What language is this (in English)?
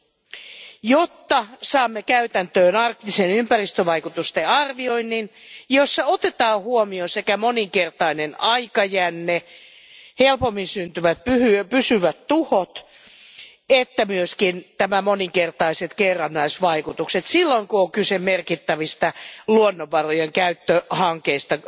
Finnish